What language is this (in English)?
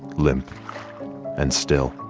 English